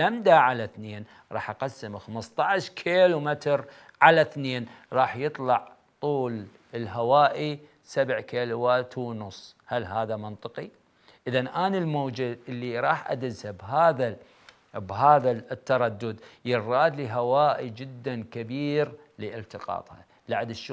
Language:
Arabic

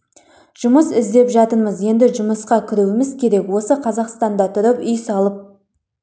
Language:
Kazakh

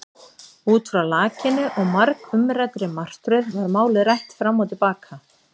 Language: Icelandic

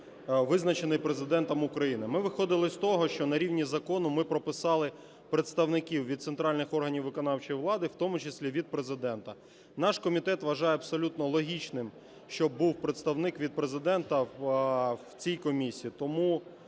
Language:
Ukrainian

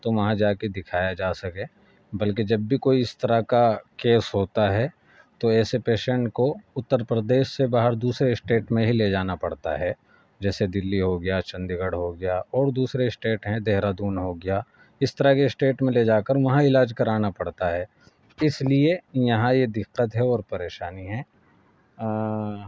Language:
Urdu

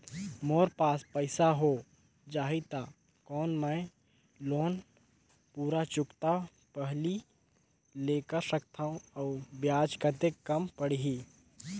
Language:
Chhattisgarhi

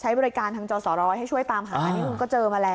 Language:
Thai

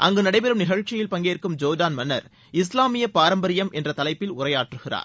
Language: Tamil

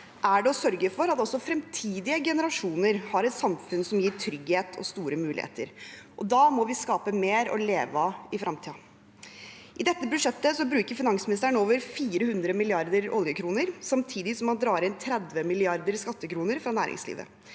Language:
Norwegian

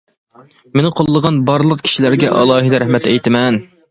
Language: Uyghur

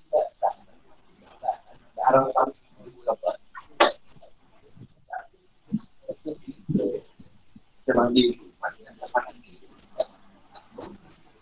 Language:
Malay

